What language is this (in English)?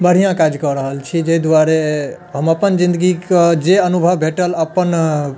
Maithili